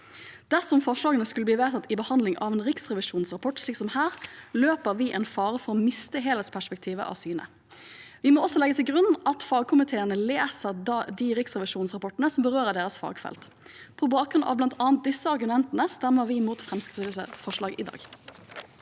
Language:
Norwegian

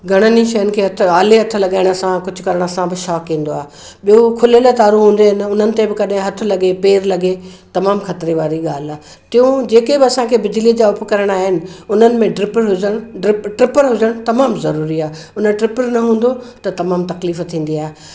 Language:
Sindhi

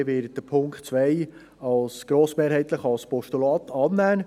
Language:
Swiss German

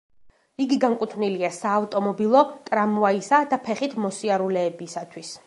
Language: Georgian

